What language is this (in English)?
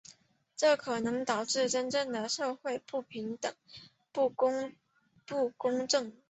Chinese